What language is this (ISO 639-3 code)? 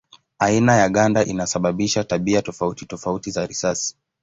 swa